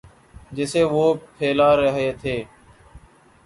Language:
Urdu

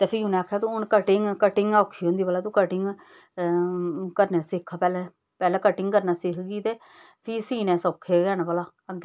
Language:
Dogri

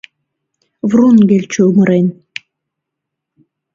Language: Mari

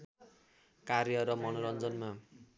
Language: Nepali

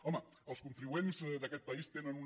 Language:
Catalan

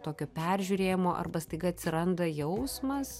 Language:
Lithuanian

